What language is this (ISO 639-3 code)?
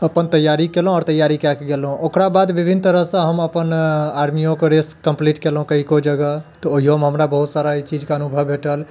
mai